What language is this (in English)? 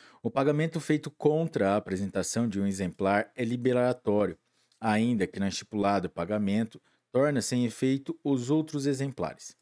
Portuguese